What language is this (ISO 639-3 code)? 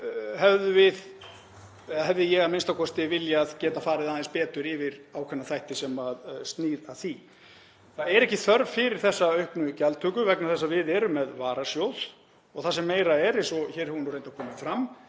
isl